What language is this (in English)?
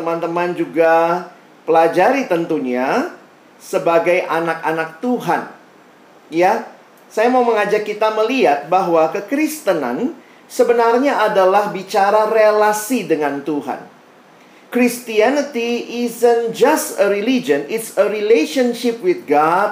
Indonesian